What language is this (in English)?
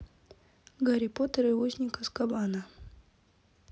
Russian